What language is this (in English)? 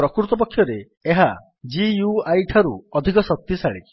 Odia